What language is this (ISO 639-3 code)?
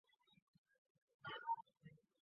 zho